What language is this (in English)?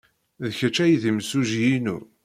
Kabyle